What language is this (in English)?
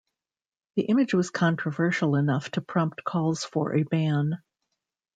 English